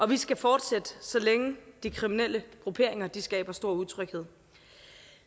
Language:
Danish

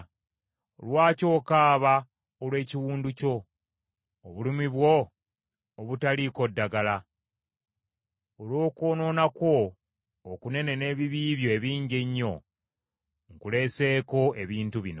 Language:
Ganda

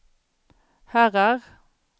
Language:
Swedish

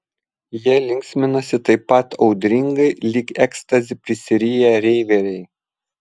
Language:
Lithuanian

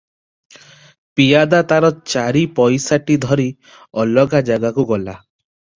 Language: Odia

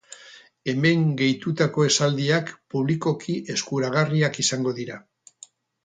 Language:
Basque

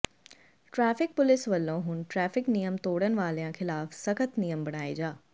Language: Punjabi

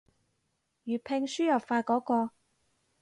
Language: Cantonese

